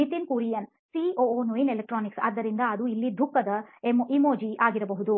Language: Kannada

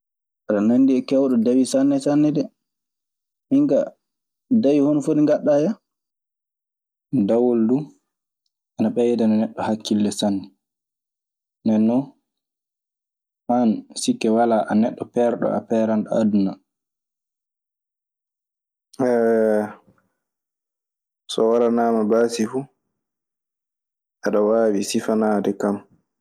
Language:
Maasina Fulfulde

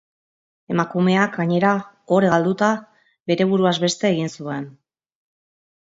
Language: Basque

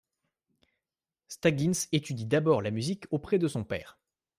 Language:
French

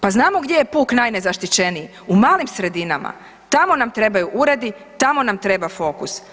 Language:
Croatian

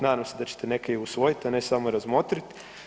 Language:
Croatian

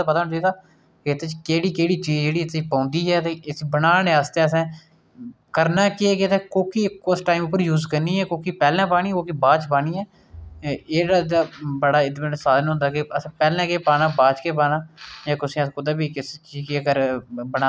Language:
Dogri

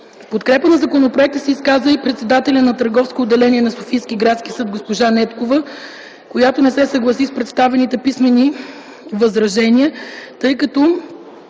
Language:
Bulgarian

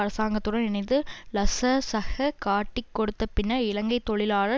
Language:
Tamil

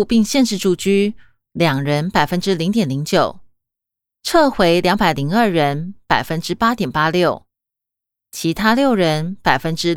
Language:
Chinese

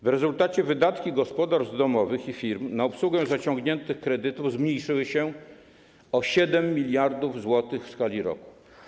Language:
Polish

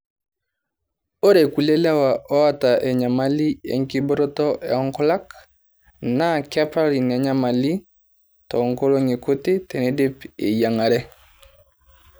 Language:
Masai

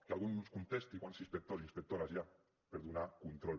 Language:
Catalan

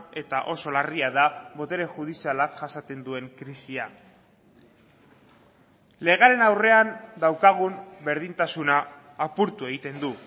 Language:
Basque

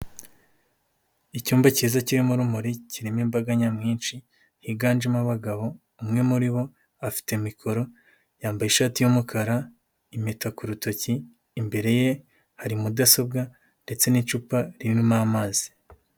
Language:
Kinyarwanda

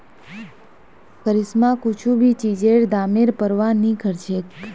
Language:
Magahi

